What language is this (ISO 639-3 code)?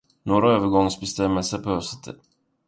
swe